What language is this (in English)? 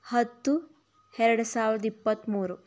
Kannada